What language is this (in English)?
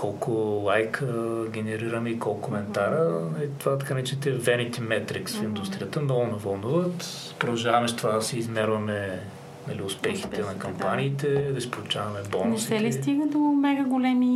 Bulgarian